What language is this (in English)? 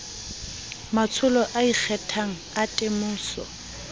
Southern Sotho